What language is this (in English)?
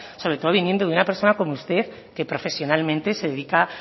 Spanish